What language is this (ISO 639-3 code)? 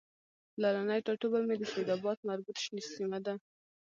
pus